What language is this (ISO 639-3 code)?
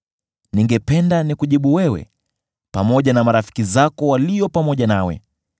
swa